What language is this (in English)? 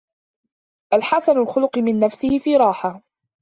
Arabic